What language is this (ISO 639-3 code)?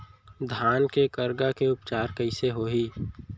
hne